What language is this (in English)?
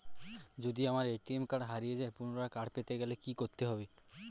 Bangla